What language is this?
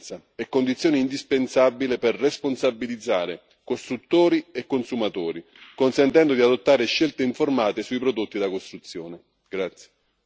Italian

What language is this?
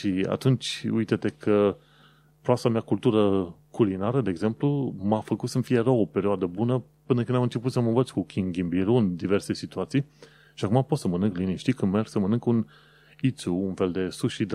Romanian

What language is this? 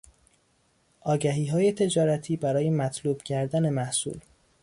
Persian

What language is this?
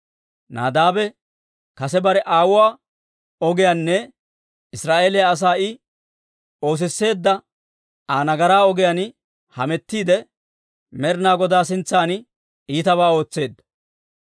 Dawro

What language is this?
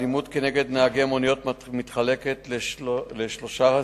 Hebrew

